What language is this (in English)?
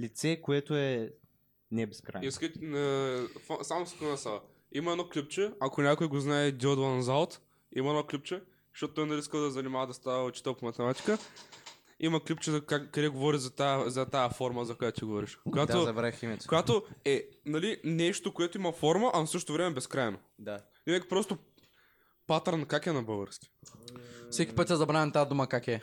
Bulgarian